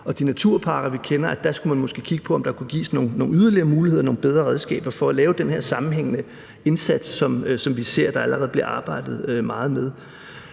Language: Danish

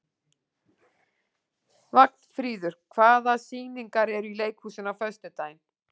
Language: Icelandic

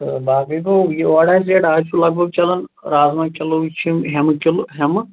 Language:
Kashmiri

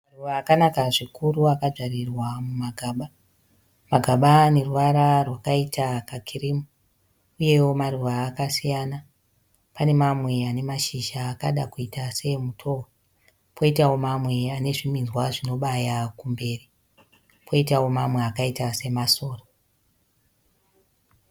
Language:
Shona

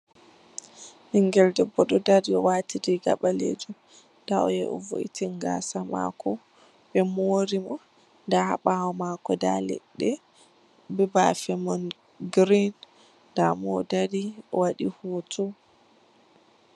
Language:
Fula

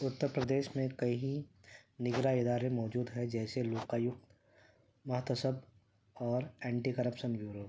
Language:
Urdu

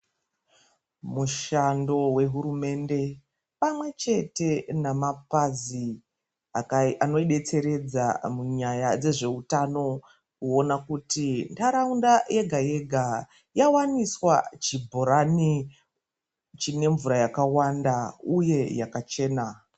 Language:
Ndau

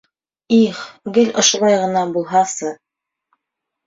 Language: Bashkir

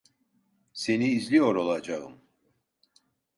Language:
Turkish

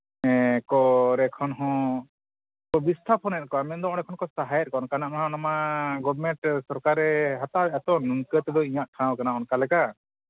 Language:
Santali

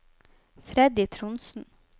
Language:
Norwegian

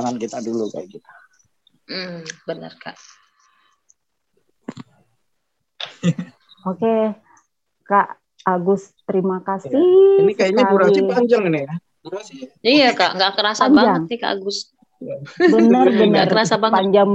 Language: Indonesian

